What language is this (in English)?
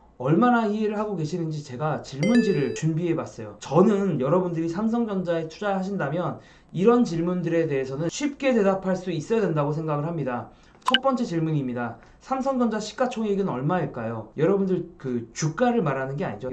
Korean